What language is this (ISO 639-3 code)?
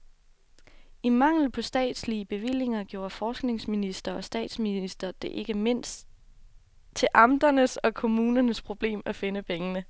dan